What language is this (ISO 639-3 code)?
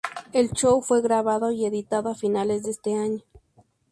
spa